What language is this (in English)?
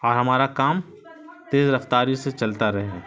Urdu